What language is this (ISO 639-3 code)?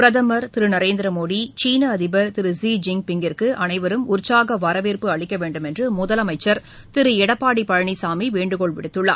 tam